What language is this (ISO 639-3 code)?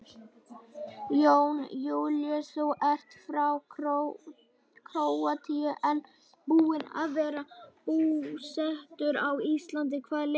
isl